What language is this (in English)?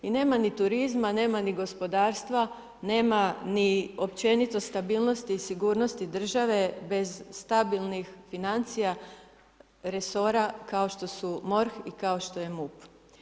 Croatian